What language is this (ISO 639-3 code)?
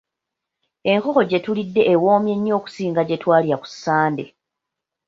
lug